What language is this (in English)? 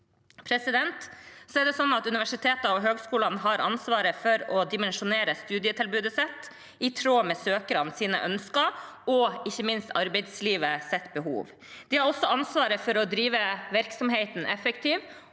Norwegian